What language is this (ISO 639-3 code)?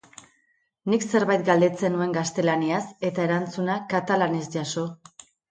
eus